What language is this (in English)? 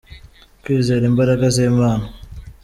Kinyarwanda